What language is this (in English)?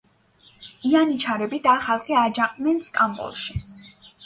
Georgian